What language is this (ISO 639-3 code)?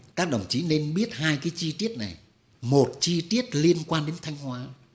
vie